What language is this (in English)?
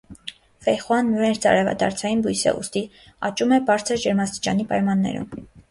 Armenian